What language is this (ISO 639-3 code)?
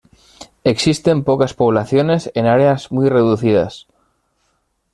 spa